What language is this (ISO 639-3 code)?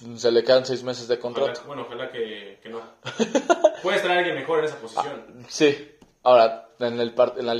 spa